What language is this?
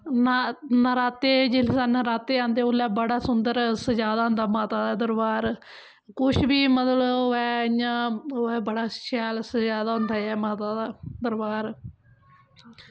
Dogri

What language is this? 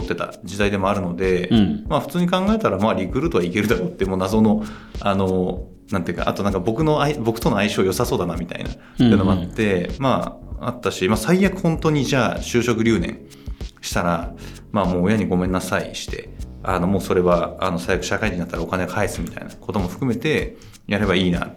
Japanese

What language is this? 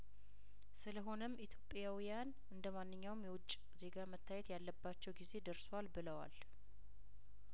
Amharic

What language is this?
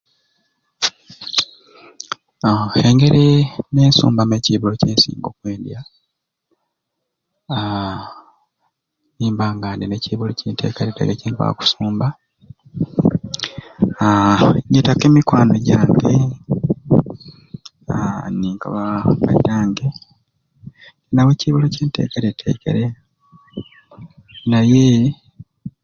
Ruuli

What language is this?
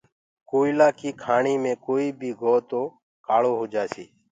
Gurgula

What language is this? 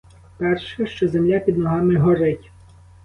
Ukrainian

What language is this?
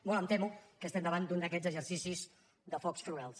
Catalan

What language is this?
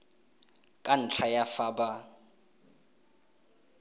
Tswana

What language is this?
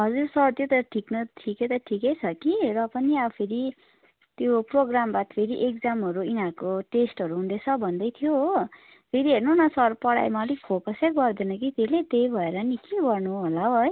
Nepali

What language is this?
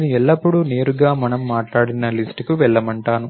Telugu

